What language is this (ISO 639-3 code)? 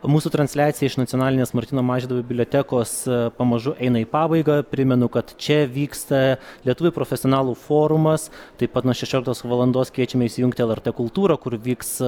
lit